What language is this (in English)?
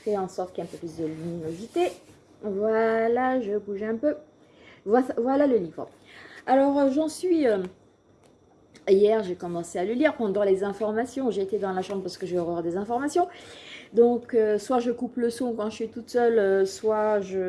French